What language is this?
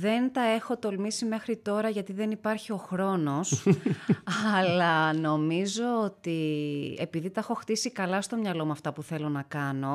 Greek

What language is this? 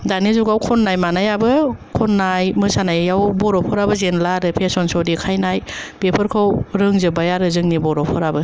Bodo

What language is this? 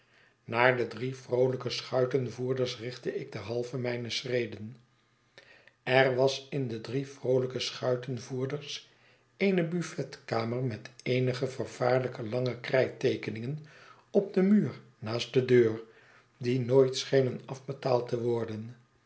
Dutch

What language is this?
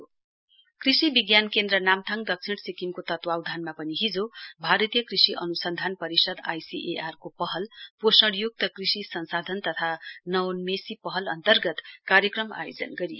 Nepali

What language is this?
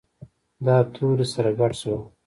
Pashto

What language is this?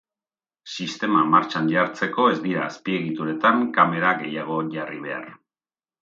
Basque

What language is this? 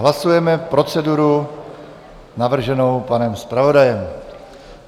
Czech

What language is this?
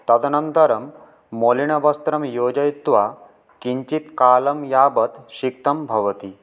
Sanskrit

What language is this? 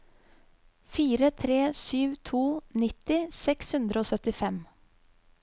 Norwegian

